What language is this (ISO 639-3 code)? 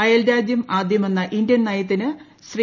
mal